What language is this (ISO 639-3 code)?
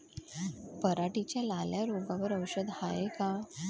mar